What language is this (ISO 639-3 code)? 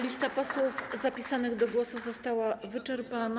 pol